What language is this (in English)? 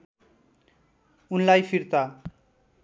Nepali